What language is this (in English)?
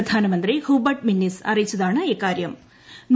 Malayalam